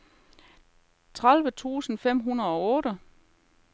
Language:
Danish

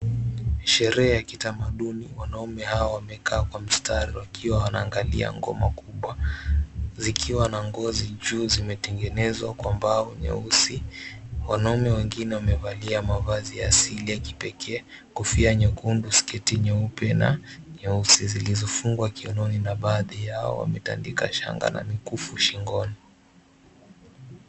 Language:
Swahili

